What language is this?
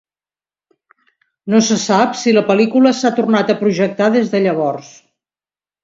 Catalan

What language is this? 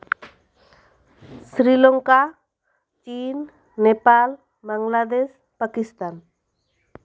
Santali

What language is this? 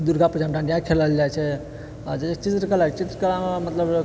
Maithili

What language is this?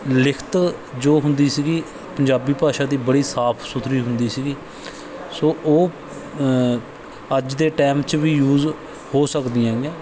Punjabi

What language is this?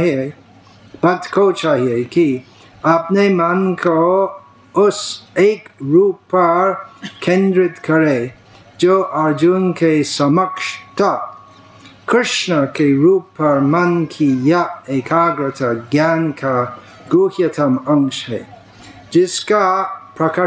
Hindi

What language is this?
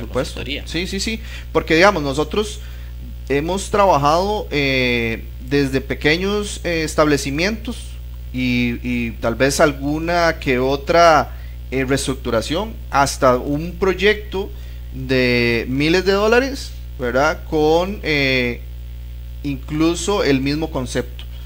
Spanish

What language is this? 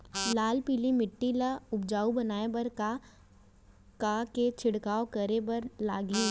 Chhattisgarhi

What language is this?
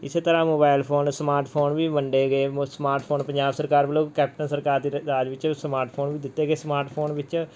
Punjabi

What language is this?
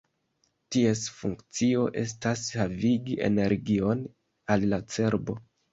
Esperanto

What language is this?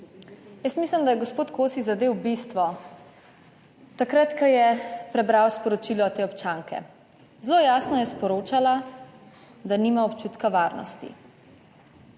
Slovenian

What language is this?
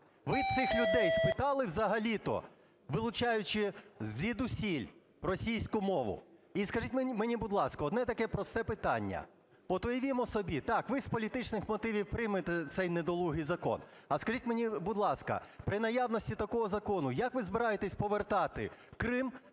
Ukrainian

